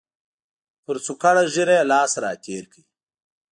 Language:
Pashto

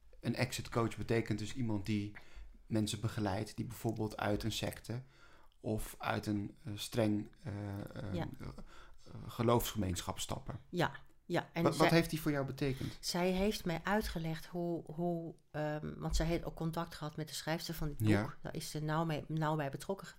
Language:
Dutch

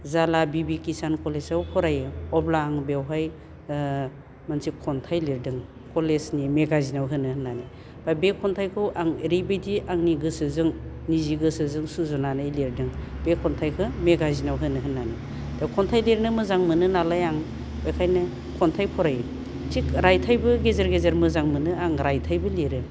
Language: Bodo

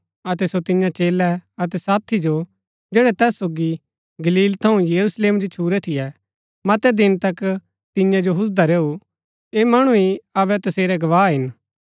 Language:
Gaddi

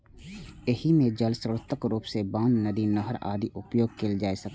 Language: Maithili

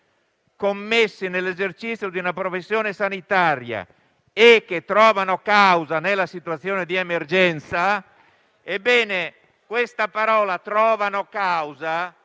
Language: Italian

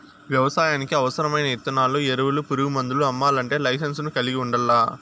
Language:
Telugu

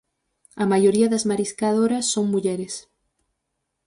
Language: Galician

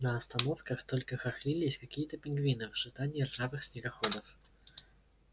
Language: Russian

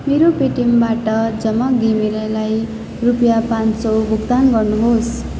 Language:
Nepali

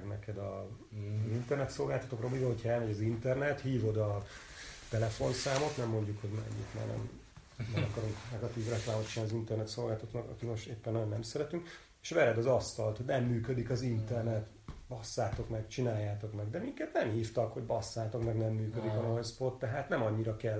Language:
Hungarian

